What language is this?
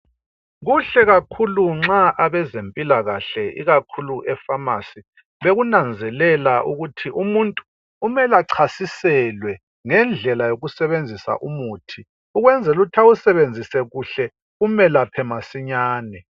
North Ndebele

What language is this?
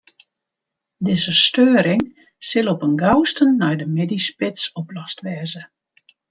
Western Frisian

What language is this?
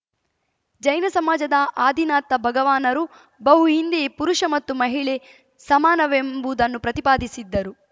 Kannada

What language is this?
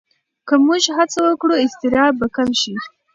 Pashto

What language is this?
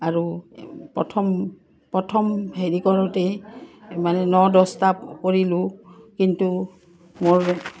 Assamese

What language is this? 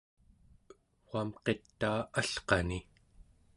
Central Yupik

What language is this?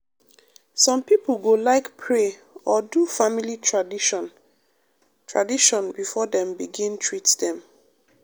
Nigerian Pidgin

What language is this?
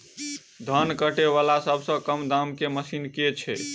Maithili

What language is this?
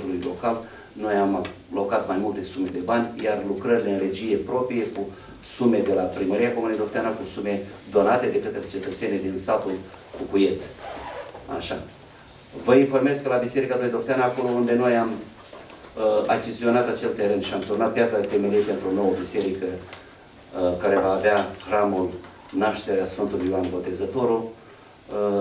Romanian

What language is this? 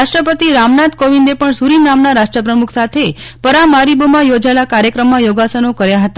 Gujarati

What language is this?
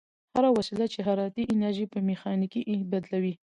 Pashto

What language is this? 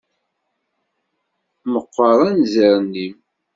Kabyle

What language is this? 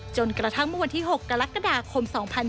Thai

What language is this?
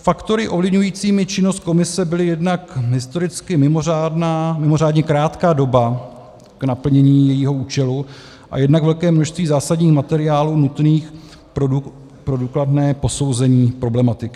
Czech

